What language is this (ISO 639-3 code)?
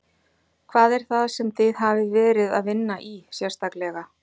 isl